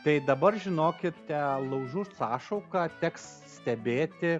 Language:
Lithuanian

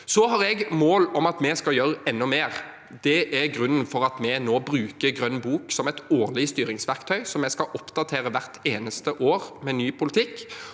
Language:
Norwegian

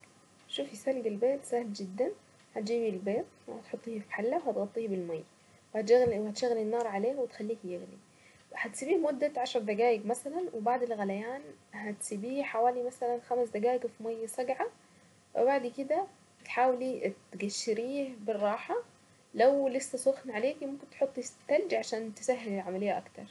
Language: Saidi Arabic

